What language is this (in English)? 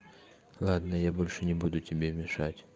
Russian